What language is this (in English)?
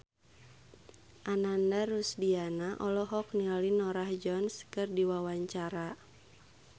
Sundanese